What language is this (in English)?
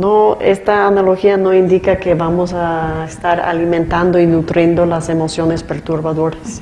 Spanish